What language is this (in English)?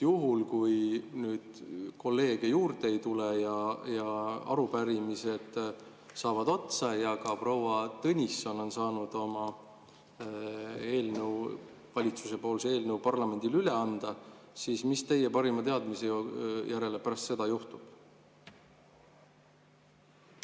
Estonian